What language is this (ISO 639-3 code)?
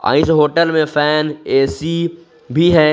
hin